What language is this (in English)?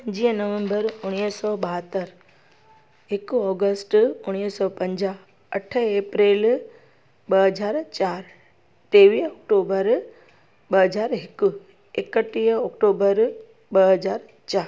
Sindhi